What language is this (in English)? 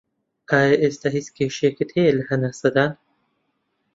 Central Kurdish